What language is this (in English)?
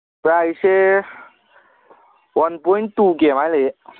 Manipuri